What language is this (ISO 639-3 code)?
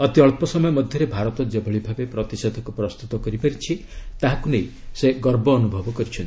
ori